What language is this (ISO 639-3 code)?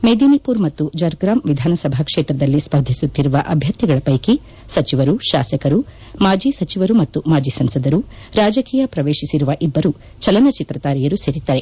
kan